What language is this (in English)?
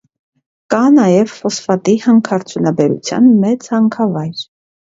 Armenian